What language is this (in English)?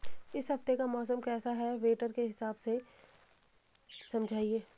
Hindi